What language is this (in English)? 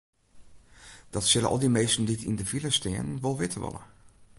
Western Frisian